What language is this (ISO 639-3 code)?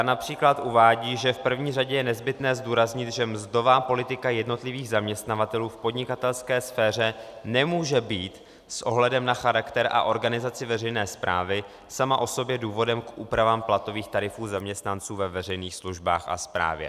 ces